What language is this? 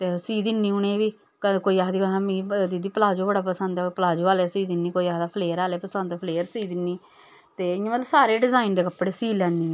Dogri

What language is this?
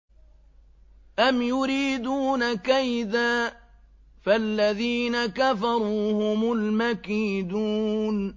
Arabic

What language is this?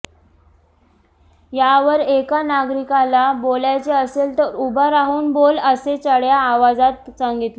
Marathi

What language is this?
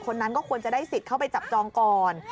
Thai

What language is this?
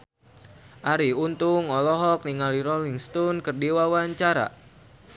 Sundanese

